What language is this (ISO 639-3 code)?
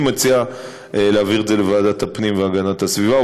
heb